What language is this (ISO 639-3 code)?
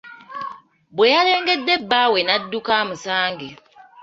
lug